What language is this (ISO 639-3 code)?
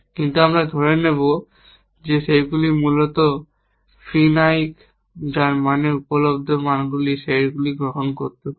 ben